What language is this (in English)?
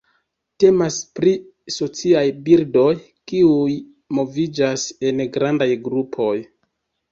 Esperanto